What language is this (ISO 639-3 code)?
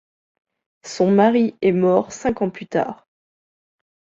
fra